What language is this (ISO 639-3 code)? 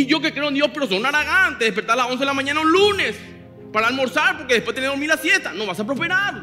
spa